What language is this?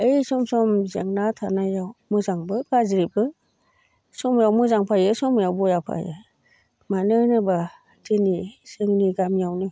Bodo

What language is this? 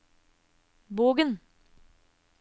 Norwegian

